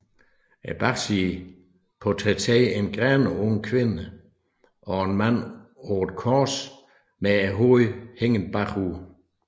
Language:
Danish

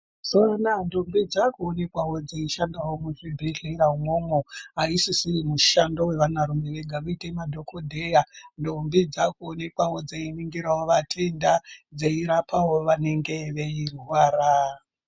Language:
Ndau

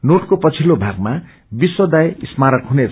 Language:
Nepali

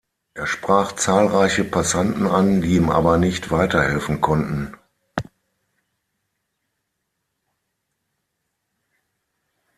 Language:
German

